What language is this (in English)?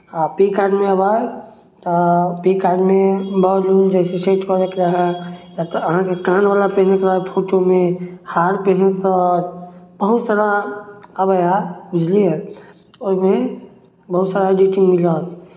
Maithili